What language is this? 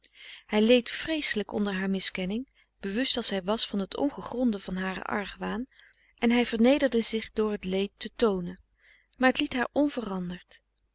Dutch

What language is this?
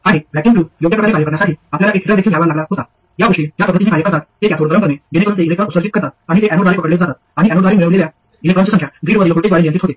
Marathi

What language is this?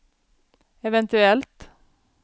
Swedish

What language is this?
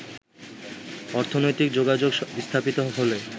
Bangla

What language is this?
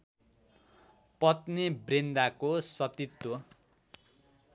Nepali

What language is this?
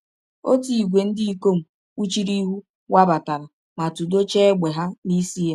Igbo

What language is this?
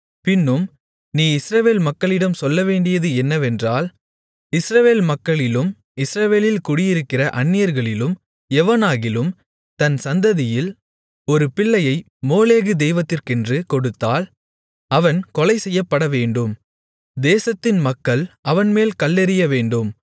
Tamil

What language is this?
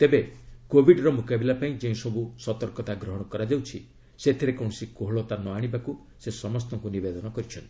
Odia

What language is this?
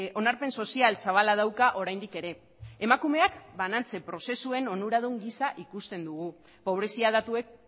Basque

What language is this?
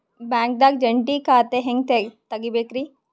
Kannada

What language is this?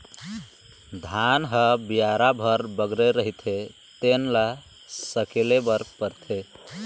Chhattisgarhi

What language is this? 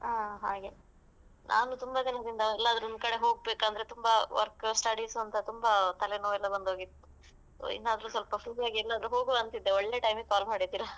Kannada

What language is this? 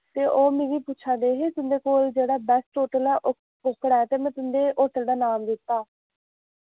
Dogri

